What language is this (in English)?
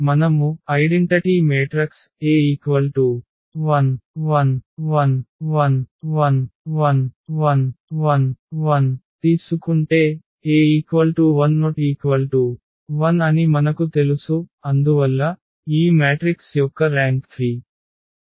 Telugu